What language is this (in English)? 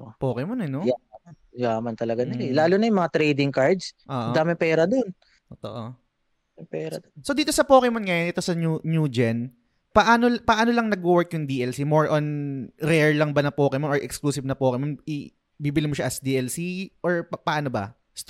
Filipino